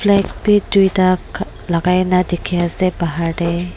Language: Naga Pidgin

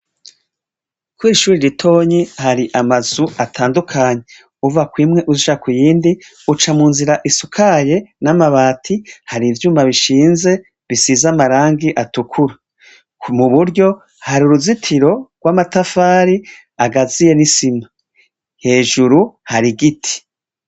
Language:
Rundi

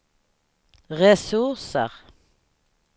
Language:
Swedish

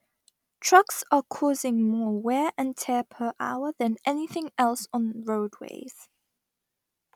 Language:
English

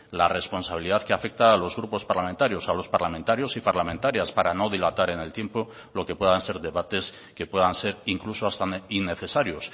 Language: Spanish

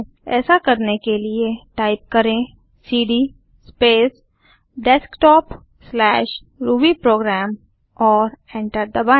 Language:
Hindi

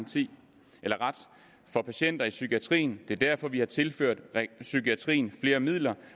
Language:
Danish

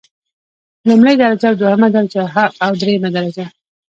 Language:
Pashto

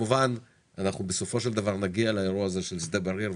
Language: Hebrew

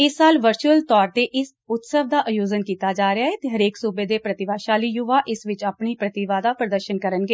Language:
Punjabi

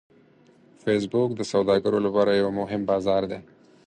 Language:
Pashto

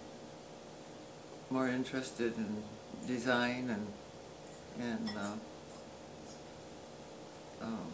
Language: English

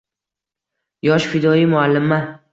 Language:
Uzbek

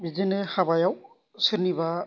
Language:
Bodo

